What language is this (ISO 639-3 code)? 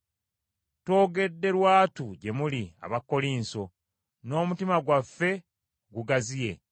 lug